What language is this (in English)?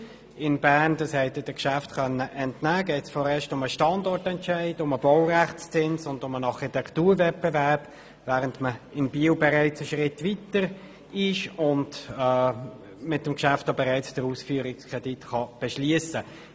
Swiss German